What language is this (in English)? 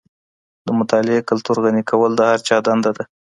Pashto